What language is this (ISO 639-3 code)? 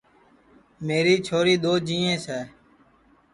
ssi